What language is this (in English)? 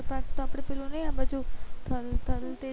Gujarati